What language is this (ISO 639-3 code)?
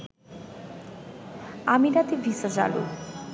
ben